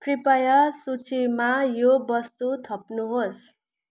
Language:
Nepali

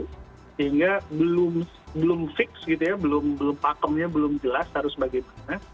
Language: Indonesian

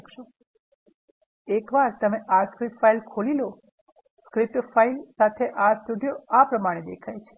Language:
Gujarati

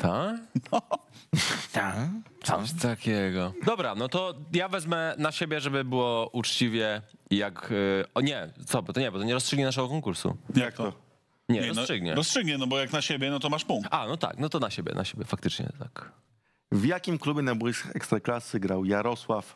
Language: Polish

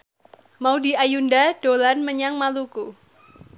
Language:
Javanese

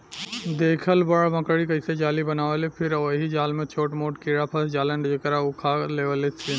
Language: Bhojpuri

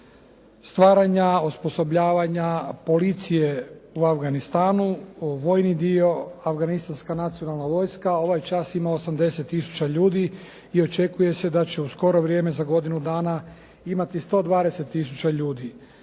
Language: Croatian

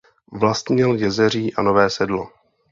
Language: Czech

